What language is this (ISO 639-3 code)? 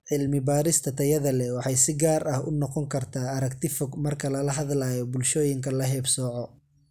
som